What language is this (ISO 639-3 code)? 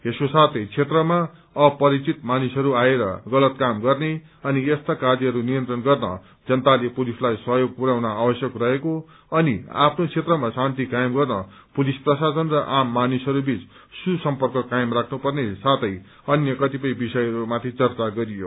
nep